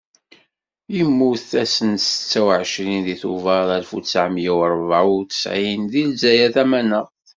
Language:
Kabyle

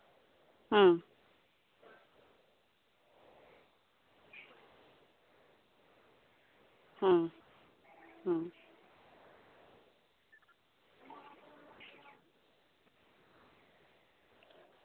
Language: Santali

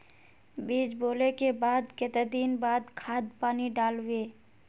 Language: Magahi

